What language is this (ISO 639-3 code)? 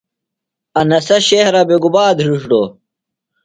phl